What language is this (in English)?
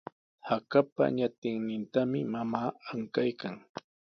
Sihuas Ancash Quechua